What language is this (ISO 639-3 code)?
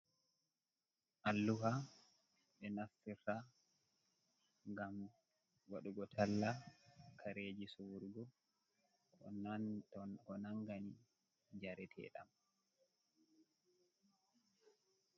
ful